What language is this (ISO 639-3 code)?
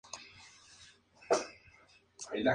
spa